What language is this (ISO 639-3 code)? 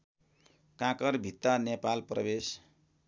nep